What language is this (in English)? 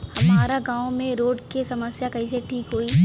Bhojpuri